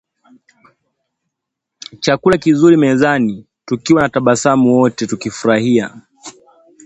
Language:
Swahili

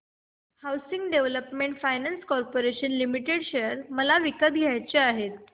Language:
Marathi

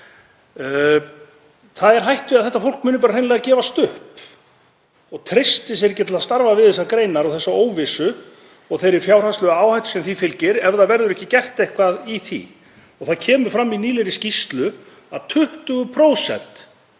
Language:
Icelandic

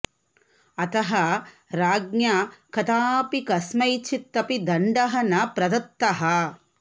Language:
Sanskrit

